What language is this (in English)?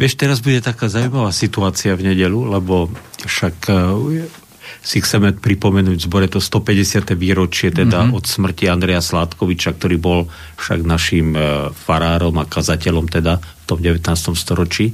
Slovak